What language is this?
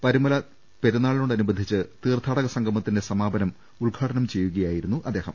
Malayalam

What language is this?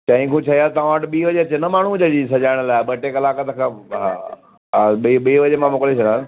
Sindhi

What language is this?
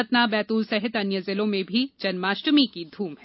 Hindi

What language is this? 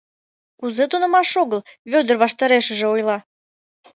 Mari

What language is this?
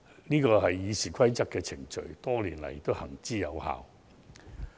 Cantonese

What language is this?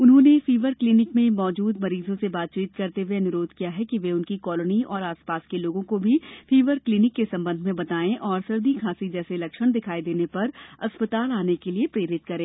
Hindi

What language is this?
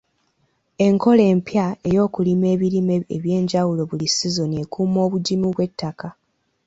Ganda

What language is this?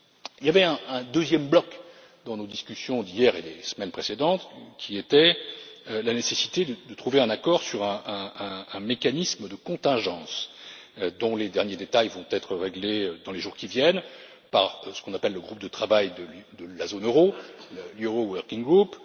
French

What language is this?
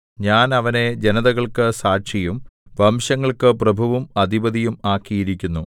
Malayalam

